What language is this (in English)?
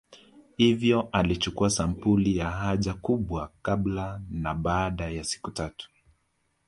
Swahili